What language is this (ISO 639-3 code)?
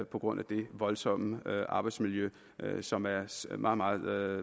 dan